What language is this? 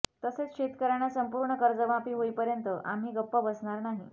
Marathi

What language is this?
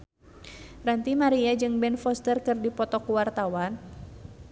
Sundanese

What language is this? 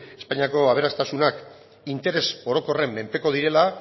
Basque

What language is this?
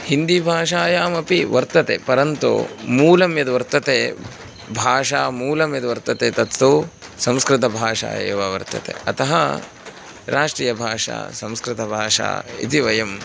Sanskrit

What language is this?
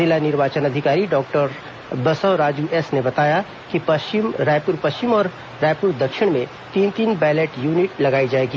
Hindi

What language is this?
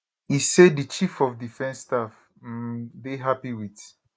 Nigerian Pidgin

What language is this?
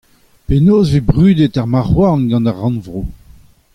Breton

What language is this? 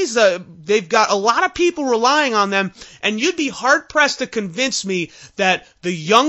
English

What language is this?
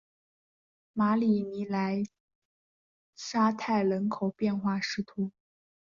Chinese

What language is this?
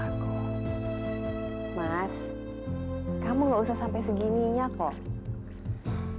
Indonesian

